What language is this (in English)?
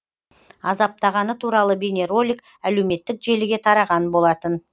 Kazakh